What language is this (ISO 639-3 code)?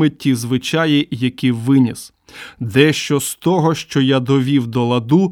ukr